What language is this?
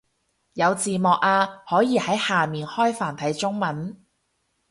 Cantonese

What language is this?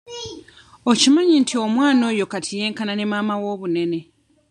Ganda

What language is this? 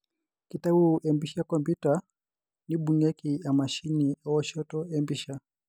Masai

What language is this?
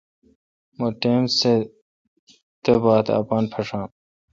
Kalkoti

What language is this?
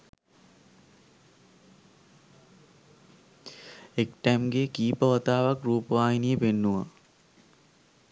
Sinhala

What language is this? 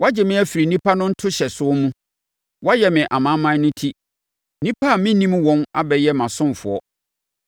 Akan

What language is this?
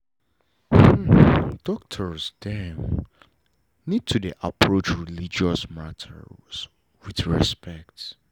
Nigerian Pidgin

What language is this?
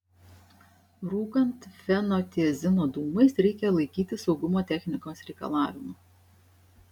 Lithuanian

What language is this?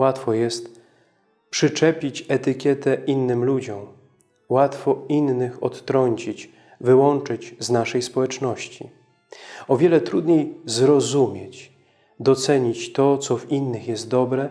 Polish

